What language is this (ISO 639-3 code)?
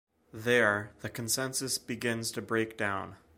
eng